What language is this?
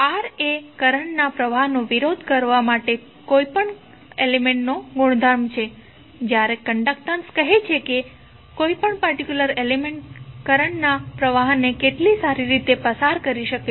Gujarati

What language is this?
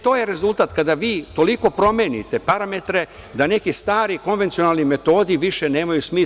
Serbian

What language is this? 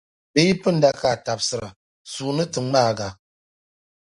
Dagbani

